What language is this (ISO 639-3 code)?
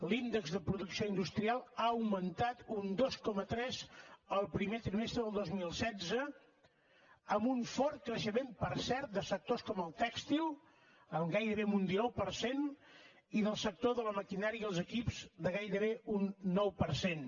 cat